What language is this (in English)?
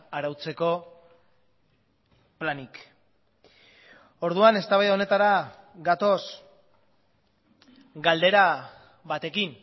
Basque